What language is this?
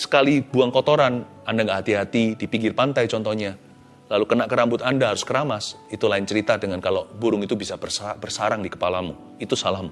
Indonesian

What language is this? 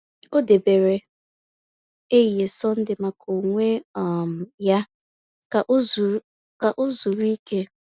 Igbo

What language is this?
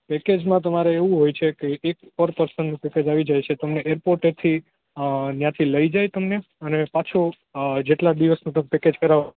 Gujarati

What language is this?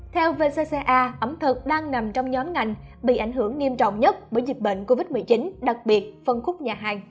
Vietnamese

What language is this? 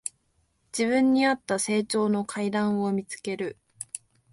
Japanese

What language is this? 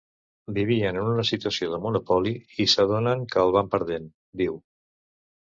Catalan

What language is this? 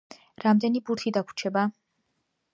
Georgian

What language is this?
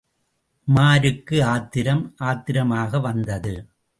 Tamil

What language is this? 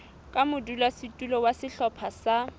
Southern Sotho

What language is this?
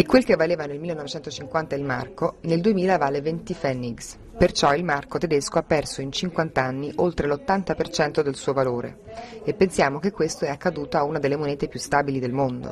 Italian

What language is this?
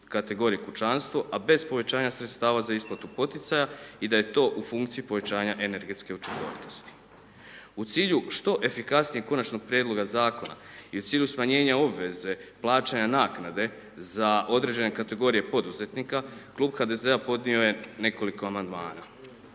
Croatian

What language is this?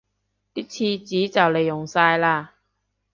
Cantonese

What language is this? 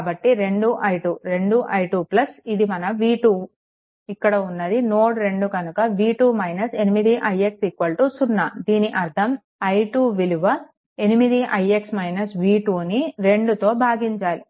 Telugu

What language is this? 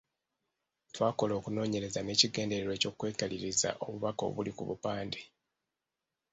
Ganda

